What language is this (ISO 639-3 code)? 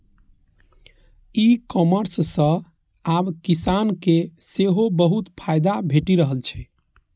mai